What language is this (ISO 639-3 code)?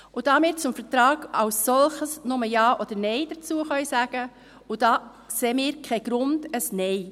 gsw